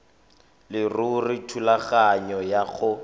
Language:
Tswana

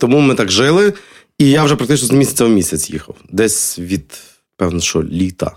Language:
Ukrainian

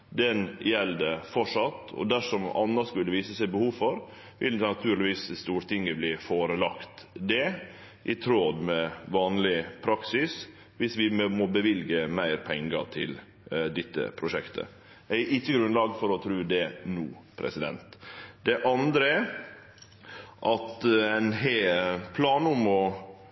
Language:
Norwegian Nynorsk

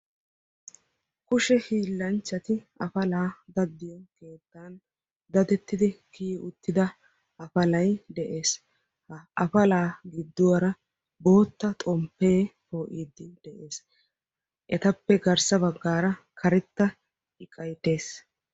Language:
Wolaytta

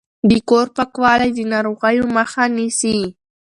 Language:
Pashto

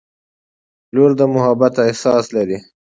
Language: Pashto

